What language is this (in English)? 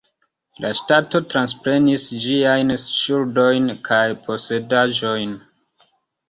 Esperanto